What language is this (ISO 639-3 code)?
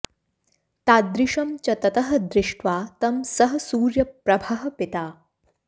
san